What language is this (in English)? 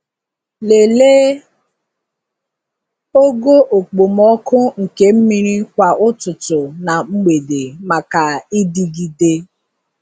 Igbo